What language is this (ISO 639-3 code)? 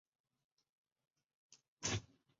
zho